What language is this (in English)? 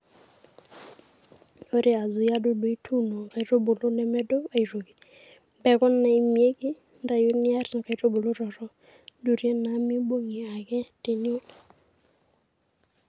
Masai